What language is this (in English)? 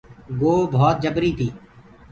Gurgula